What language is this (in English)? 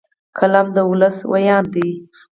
Pashto